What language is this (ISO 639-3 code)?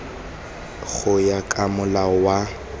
tsn